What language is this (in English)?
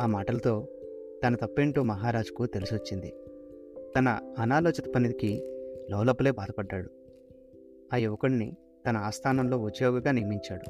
Telugu